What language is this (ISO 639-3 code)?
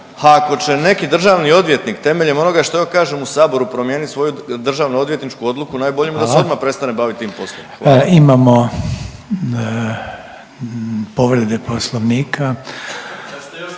hrv